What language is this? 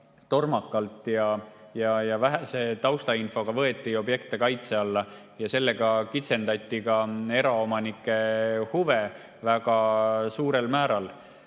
Estonian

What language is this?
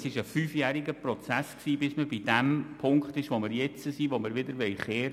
Swiss German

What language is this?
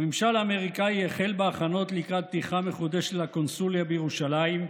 Hebrew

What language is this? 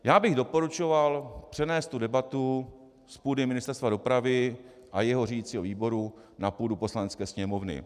Czech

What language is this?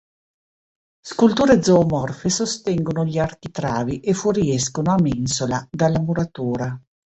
Italian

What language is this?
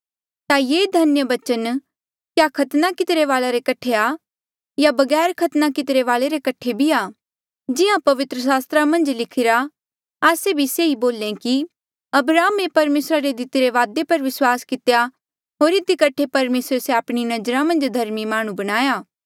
Mandeali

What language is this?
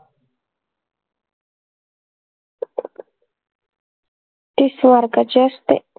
Marathi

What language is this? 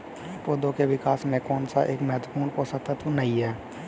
Hindi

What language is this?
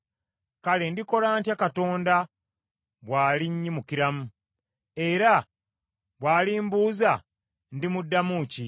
Ganda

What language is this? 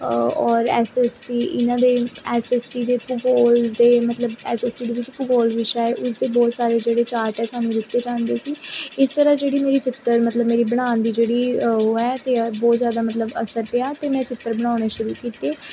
Punjabi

